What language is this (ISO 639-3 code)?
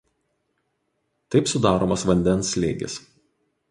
lit